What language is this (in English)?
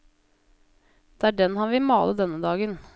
Norwegian